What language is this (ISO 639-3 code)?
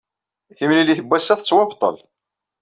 kab